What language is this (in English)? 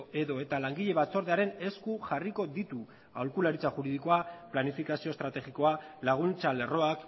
Basque